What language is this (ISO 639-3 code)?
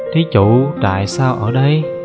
vie